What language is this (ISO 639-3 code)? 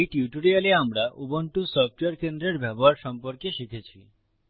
ben